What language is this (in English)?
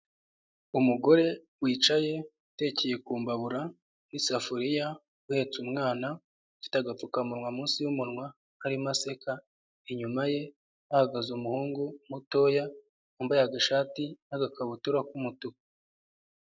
Kinyarwanda